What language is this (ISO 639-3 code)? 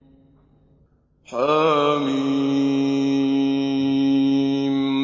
ara